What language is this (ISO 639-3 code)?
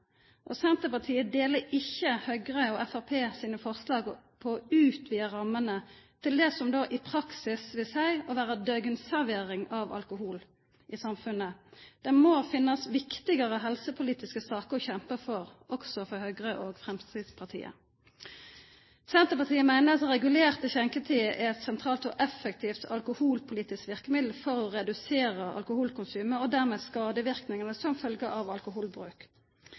nno